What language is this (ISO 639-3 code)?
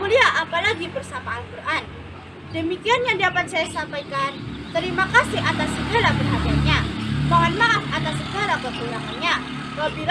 ind